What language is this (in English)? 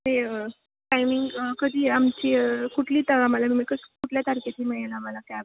Marathi